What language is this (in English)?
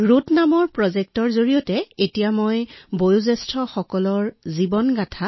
Assamese